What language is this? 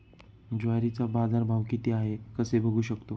Marathi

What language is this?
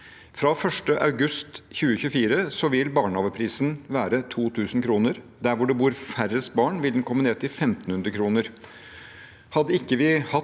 Norwegian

